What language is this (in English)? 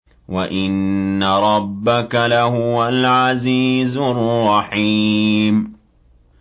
Arabic